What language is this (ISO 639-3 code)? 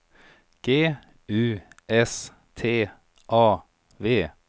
swe